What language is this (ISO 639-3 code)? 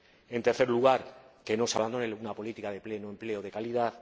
spa